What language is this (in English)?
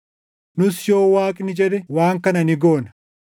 Oromo